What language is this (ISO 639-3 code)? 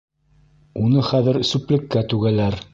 bak